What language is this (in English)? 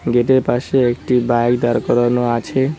Bangla